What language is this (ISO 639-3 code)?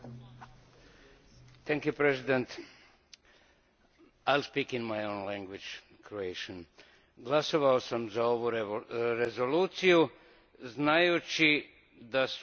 hrv